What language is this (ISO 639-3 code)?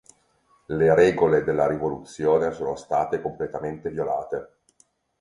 ita